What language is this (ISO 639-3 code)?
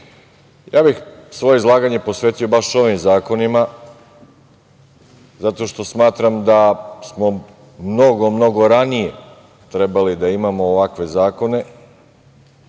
srp